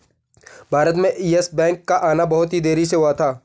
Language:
Hindi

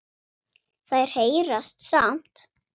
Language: Icelandic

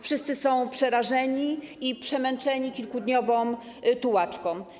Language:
Polish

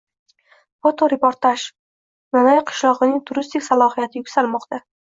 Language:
Uzbek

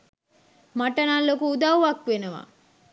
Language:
Sinhala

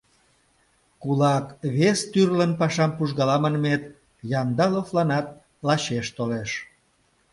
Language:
Mari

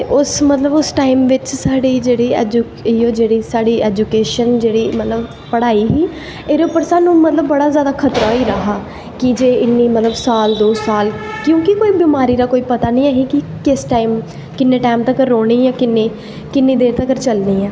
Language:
Dogri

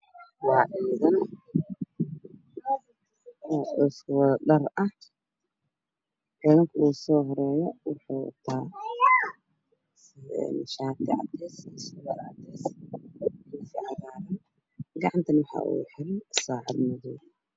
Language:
Somali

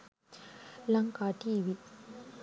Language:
Sinhala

